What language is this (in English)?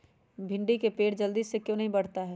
Magahi